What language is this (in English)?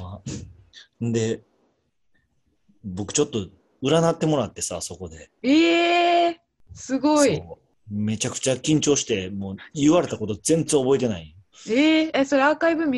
Japanese